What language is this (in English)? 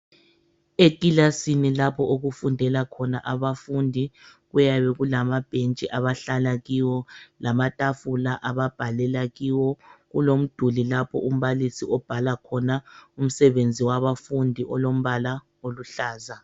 North Ndebele